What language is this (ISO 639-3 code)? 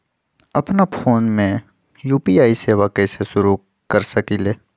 mag